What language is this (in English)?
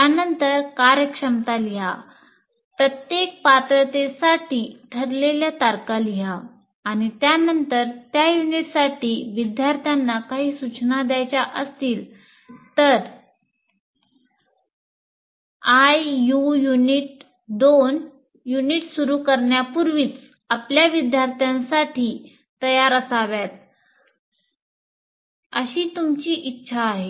Marathi